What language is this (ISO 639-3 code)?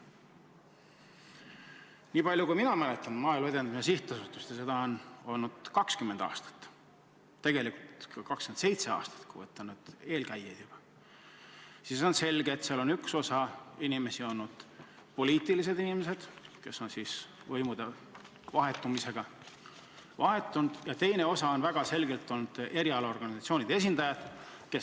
est